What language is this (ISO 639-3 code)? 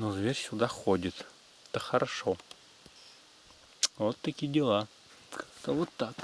rus